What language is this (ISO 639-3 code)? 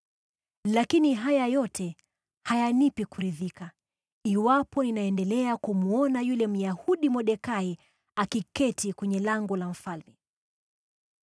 swa